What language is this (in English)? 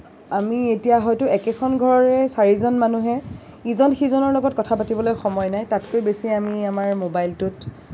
Assamese